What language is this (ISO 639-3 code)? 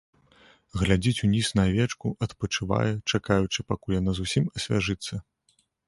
bel